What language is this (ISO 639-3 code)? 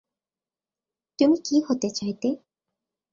ben